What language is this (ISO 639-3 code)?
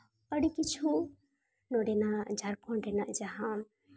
sat